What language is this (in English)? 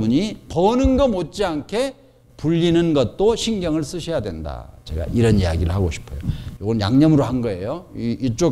Korean